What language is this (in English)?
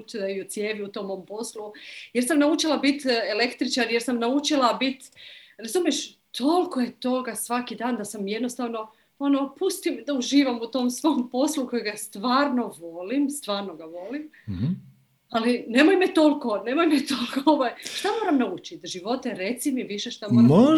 Croatian